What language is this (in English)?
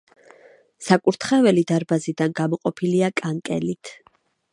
Georgian